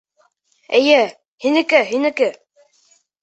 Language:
Bashkir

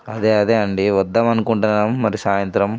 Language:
Telugu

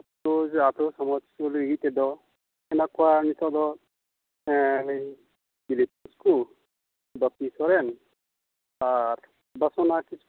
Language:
Santali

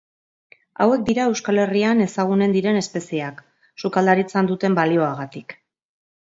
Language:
Basque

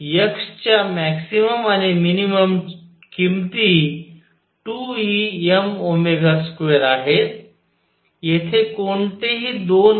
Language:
Marathi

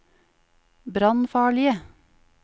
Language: Norwegian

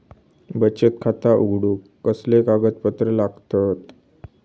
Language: Marathi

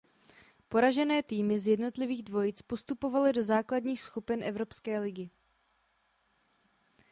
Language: Czech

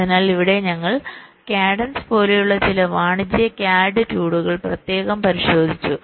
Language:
Malayalam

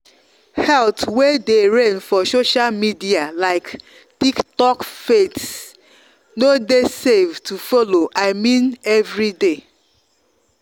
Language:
Nigerian Pidgin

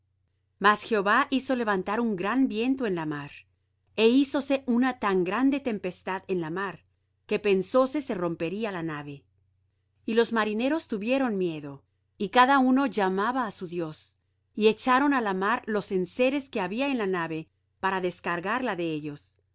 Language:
Spanish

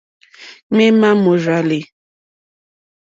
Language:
Mokpwe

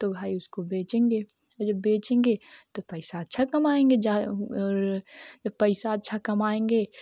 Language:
Hindi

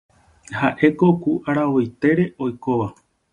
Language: Guarani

